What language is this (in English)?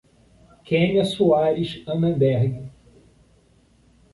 Portuguese